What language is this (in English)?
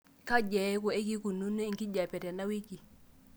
Masai